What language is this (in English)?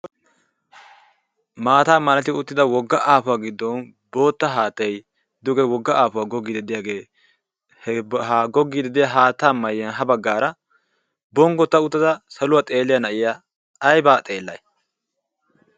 Wolaytta